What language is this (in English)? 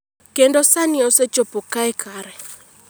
Luo (Kenya and Tanzania)